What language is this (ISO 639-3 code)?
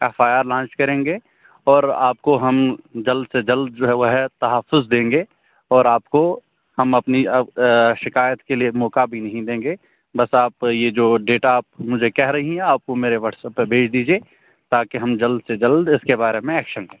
urd